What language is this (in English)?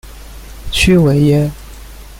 Chinese